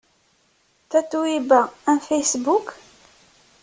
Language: Kabyle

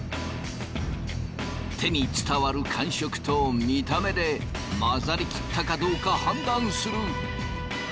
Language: Japanese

